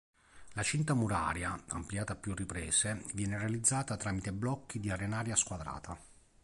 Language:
Italian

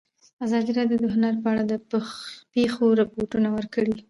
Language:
Pashto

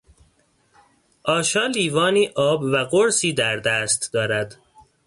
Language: Persian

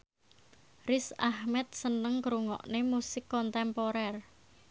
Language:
Javanese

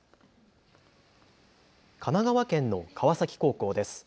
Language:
Japanese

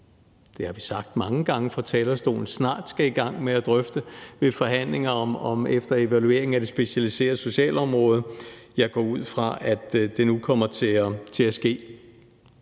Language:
Danish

